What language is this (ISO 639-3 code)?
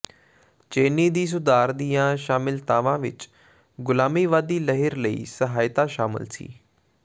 pan